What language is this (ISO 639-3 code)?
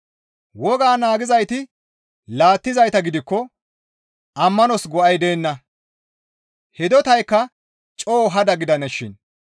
gmv